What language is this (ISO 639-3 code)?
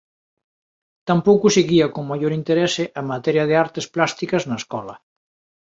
glg